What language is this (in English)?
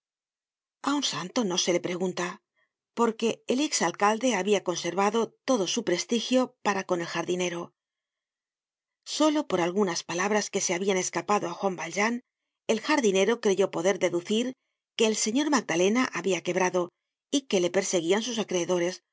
Spanish